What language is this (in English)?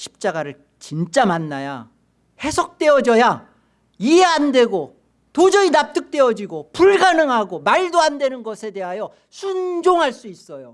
Korean